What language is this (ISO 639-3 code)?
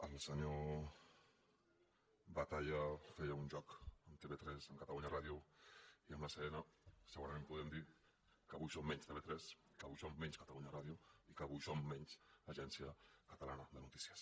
cat